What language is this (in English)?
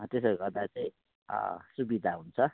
Nepali